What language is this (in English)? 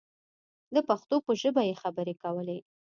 Pashto